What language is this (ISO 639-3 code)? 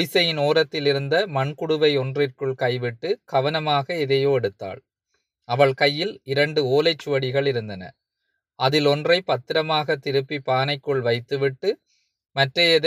tam